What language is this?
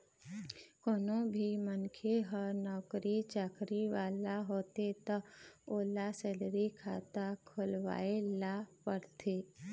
Chhattisgarhi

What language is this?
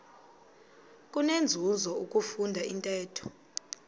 Xhosa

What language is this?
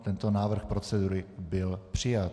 Czech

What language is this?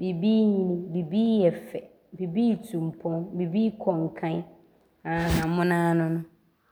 Abron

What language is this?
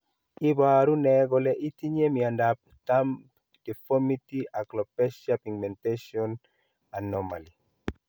Kalenjin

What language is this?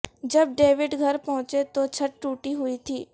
Urdu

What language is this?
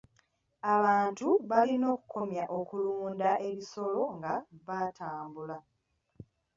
Ganda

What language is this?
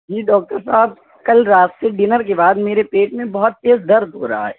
Urdu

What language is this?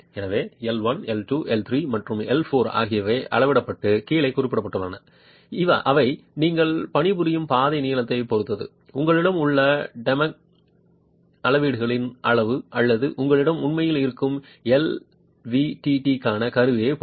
Tamil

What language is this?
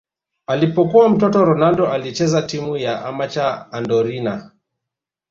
Swahili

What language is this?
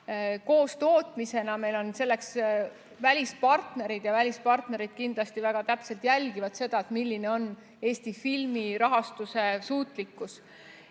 Estonian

